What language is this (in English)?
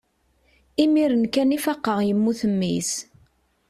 Kabyle